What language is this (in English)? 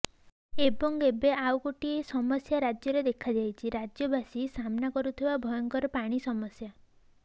Odia